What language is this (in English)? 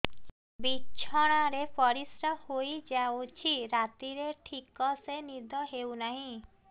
Odia